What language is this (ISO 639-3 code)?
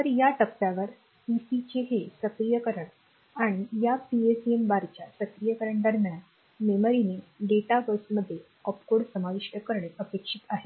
mar